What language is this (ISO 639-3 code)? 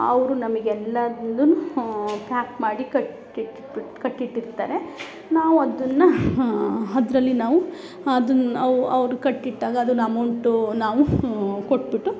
kan